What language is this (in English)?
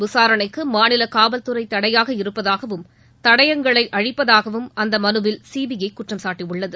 Tamil